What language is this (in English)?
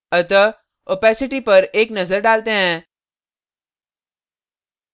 Hindi